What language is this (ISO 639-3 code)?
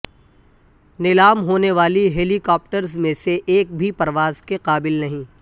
urd